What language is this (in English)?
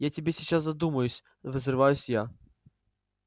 Russian